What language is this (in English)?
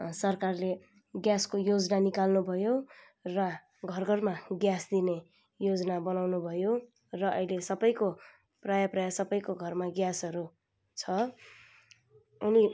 Nepali